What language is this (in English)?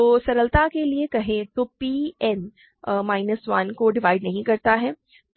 Hindi